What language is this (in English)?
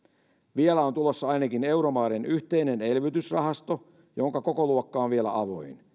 Finnish